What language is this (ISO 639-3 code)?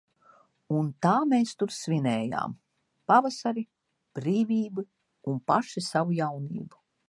lav